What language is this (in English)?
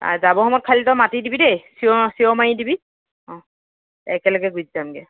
Assamese